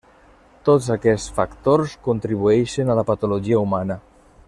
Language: Catalan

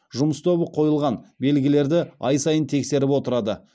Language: Kazakh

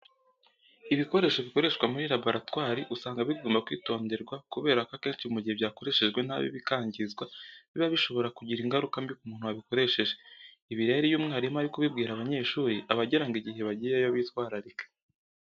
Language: Kinyarwanda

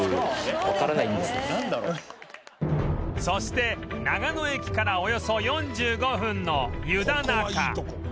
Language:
Japanese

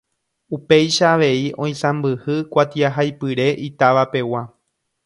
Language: Guarani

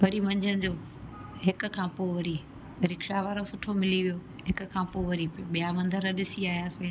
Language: Sindhi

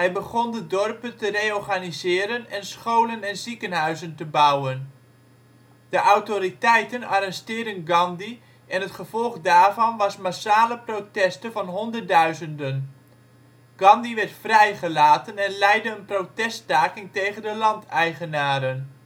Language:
Dutch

